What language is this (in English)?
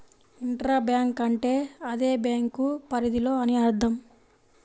Telugu